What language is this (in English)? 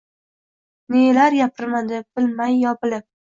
Uzbek